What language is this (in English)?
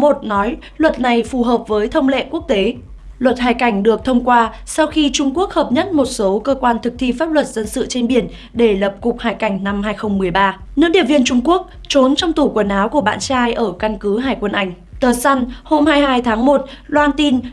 Vietnamese